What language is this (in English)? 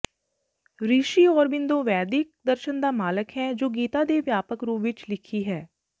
Punjabi